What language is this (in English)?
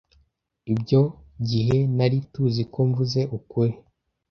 Kinyarwanda